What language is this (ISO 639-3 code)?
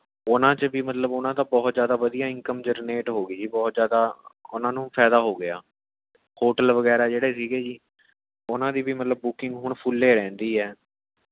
pan